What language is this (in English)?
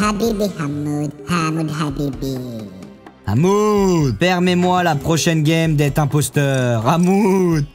French